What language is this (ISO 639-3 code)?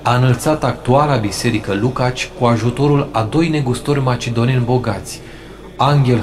ron